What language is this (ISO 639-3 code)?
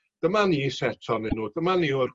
cym